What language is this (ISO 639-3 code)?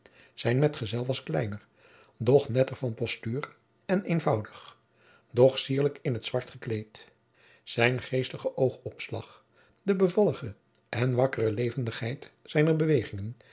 nld